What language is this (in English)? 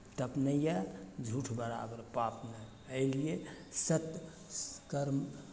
Maithili